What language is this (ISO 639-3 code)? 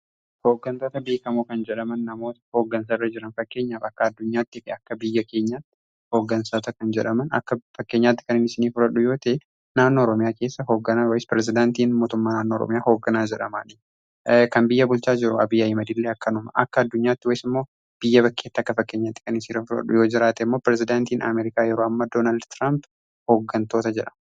orm